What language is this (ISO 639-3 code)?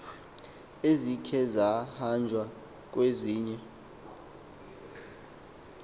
xho